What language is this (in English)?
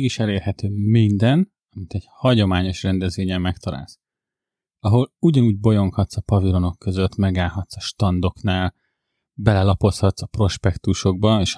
Hungarian